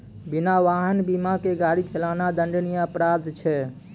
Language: Maithili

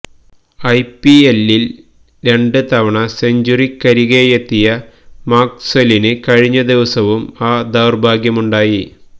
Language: Malayalam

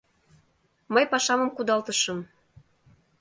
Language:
Mari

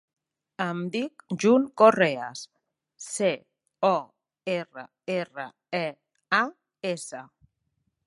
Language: Catalan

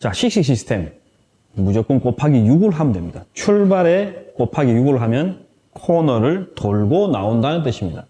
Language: Korean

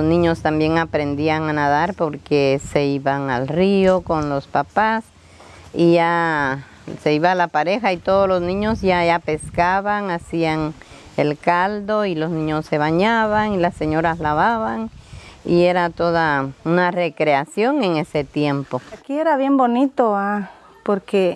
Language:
Spanish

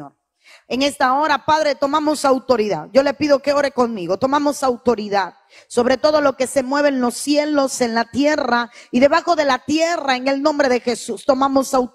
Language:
Spanish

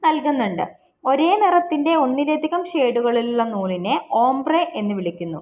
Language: Malayalam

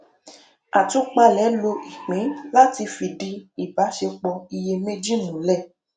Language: Yoruba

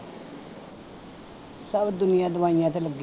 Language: Punjabi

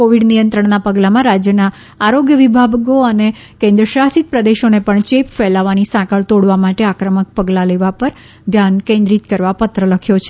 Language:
Gujarati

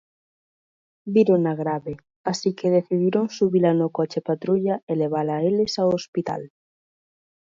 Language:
Galician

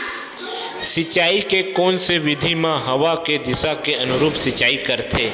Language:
Chhattisgarhi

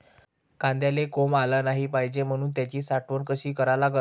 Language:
Marathi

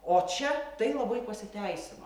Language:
Lithuanian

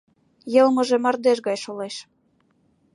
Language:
Mari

